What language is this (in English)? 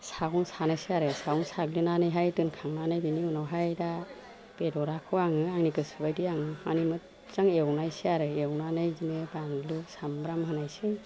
Bodo